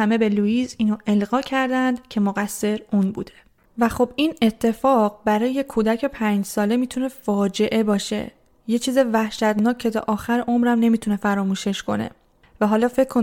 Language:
Persian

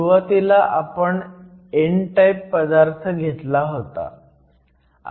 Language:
Marathi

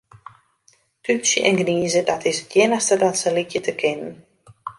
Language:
Western Frisian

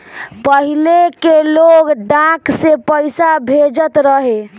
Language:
Bhojpuri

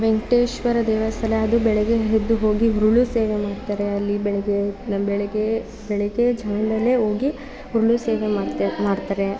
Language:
Kannada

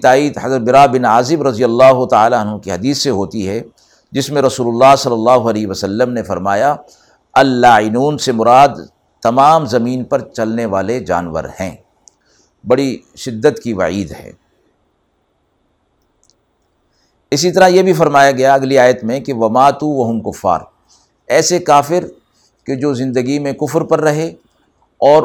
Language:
Urdu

